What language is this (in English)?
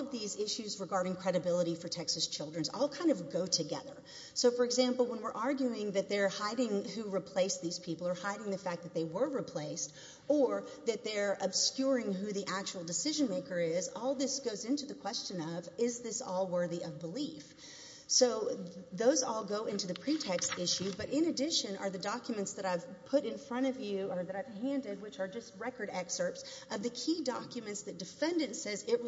English